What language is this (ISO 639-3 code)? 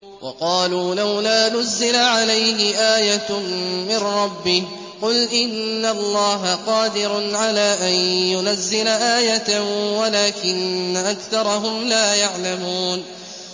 ara